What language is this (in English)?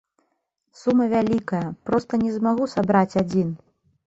Belarusian